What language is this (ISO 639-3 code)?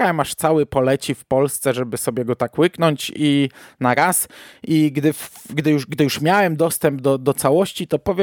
pol